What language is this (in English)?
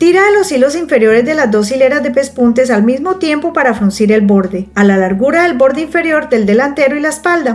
Spanish